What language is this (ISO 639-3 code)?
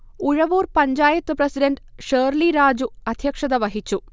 mal